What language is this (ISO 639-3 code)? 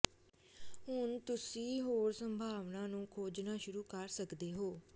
pan